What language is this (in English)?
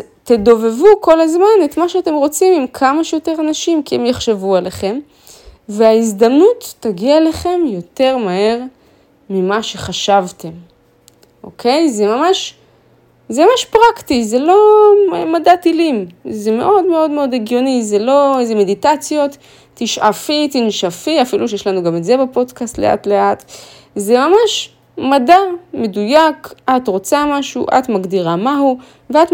Hebrew